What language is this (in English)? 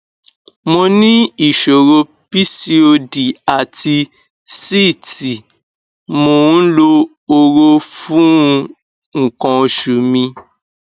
Yoruba